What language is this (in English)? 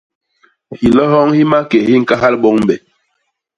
Basaa